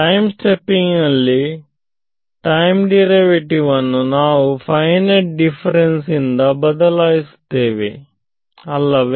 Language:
Kannada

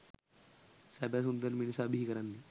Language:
Sinhala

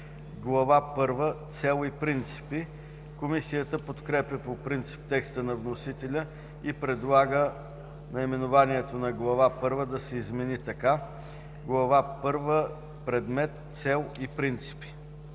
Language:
Bulgarian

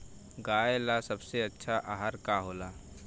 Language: Bhojpuri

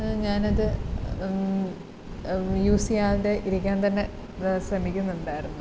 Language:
Malayalam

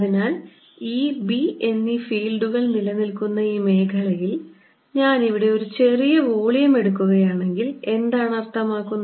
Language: Malayalam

